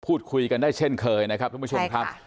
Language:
Thai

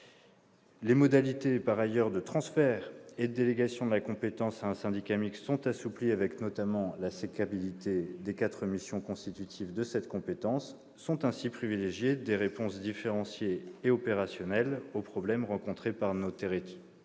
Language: French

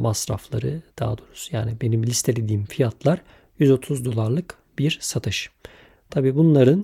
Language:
Turkish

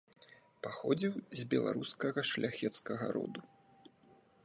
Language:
Belarusian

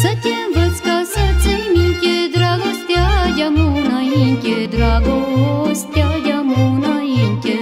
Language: Romanian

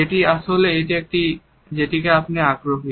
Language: Bangla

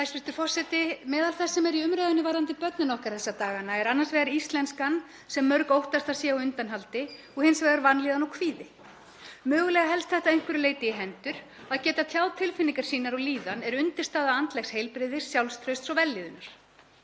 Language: Icelandic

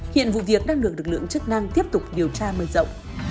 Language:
Vietnamese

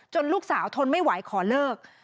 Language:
Thai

